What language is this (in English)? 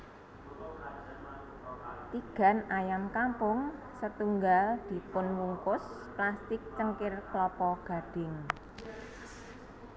Javanese